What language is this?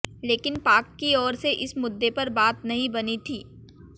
Hindi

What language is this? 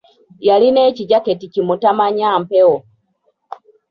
Ganda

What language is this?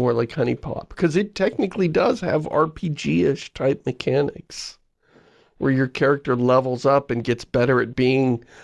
English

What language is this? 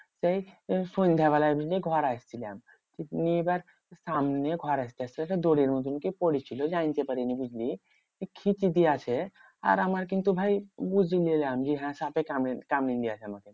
Bangla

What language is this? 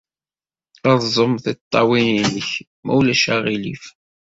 Kabyle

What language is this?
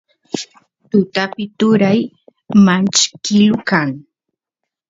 Santiago del Estero Quichua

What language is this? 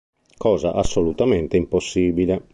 Italian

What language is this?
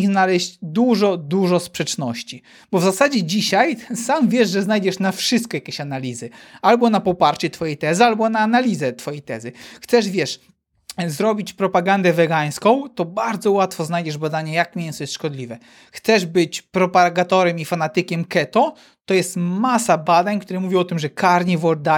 Polish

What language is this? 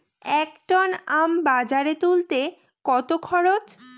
Bangla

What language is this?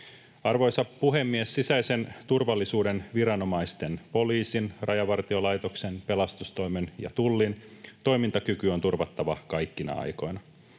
Finnish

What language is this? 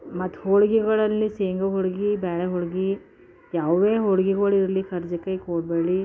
Kannada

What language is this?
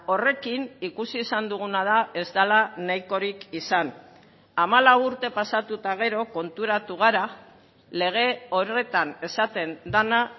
Basque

